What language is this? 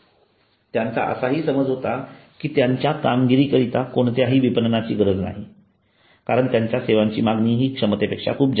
Marathi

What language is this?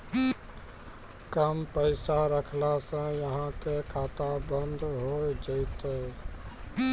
Maithili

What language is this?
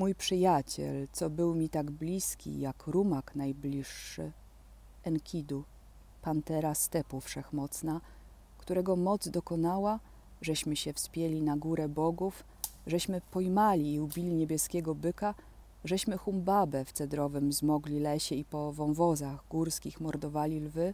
Polish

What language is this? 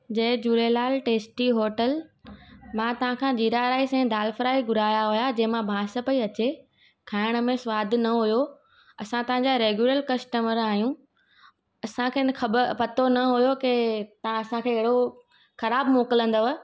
Sindhi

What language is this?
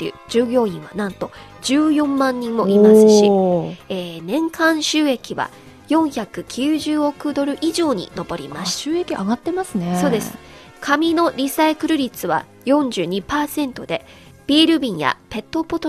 Japanese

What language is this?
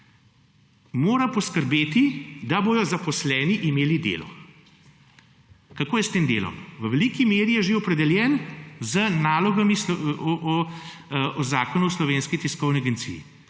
Slovenian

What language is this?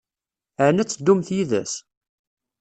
Kabyle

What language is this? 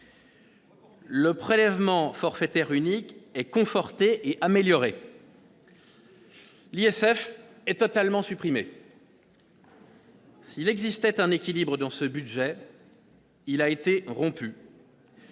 French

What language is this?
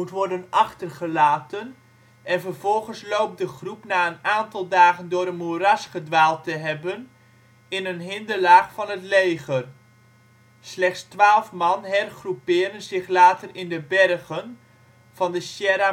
Dutch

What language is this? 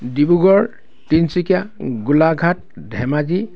Assamese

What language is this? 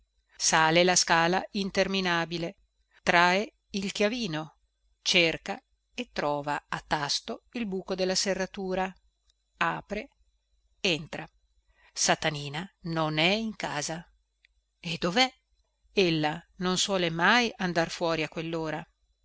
Italian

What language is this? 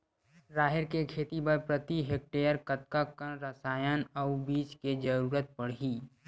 Chhattisgarhi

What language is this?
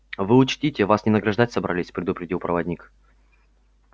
Russian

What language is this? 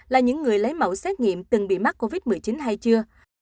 Vietnamese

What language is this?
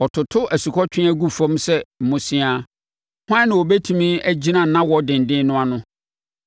Akan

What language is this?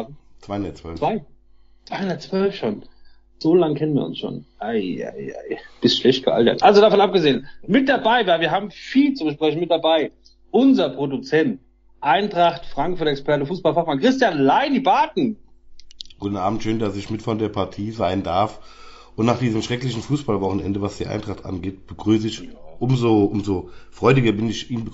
German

